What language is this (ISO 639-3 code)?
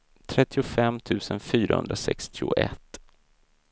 swe